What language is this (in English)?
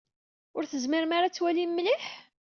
Kabyle